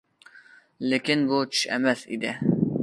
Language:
Uyghur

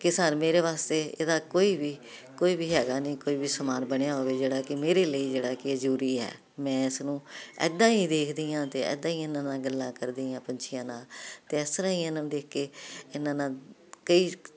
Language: Punjabi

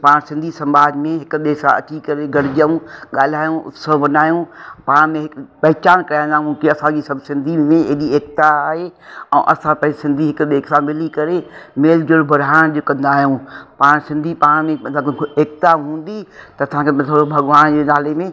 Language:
Sindhi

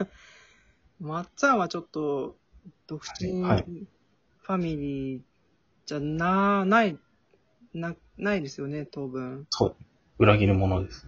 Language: Japanese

